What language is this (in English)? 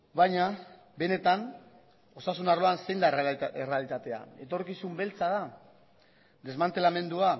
Basque